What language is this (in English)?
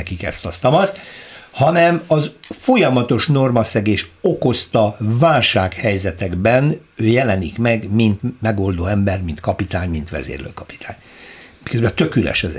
Hungarian